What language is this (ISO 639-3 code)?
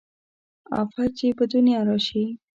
pus